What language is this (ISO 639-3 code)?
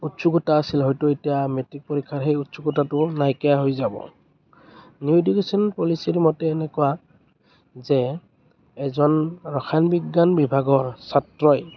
asm